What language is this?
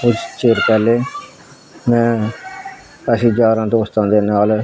Punjabi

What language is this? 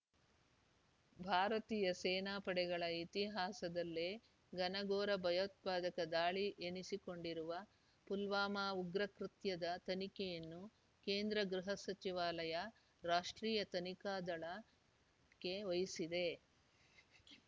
Kannada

